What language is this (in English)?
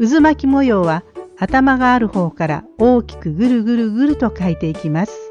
Japanese